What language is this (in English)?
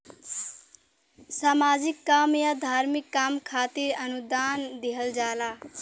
Bhojpuri